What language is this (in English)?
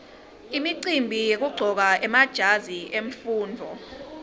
Swati